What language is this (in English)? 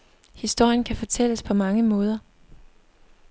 Danish